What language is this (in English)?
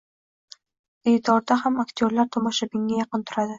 Uzbek